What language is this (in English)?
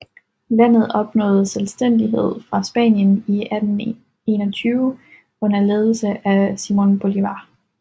Danish